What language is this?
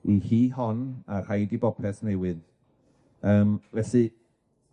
Welsh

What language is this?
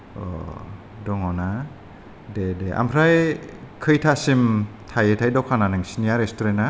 Bodo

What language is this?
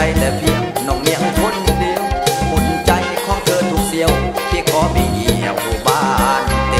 Thai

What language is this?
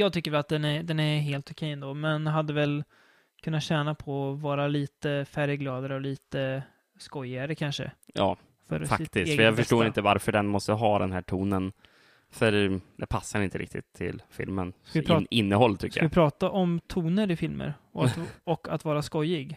Swedish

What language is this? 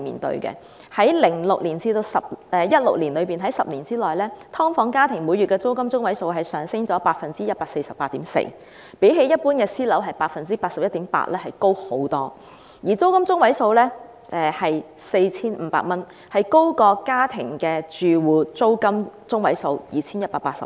Cantonese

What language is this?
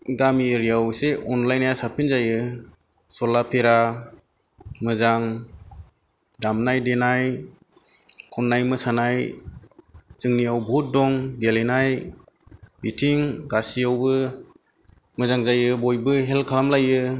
Bodo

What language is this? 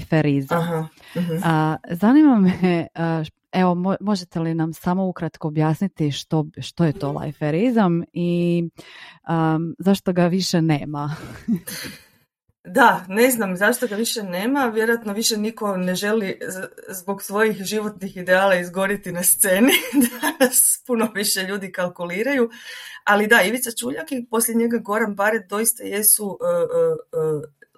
Croatian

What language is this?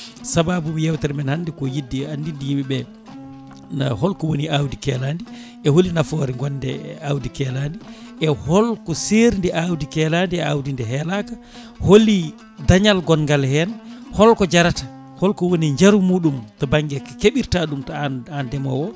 Fula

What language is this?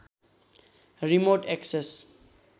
Nepali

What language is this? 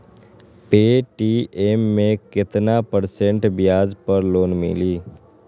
Magahi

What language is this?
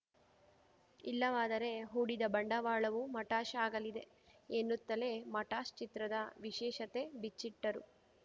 Kannada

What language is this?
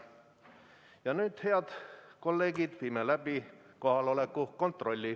Estonian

